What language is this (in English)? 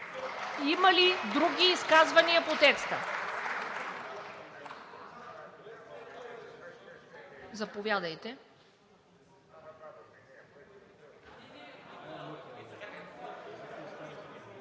Bulgarian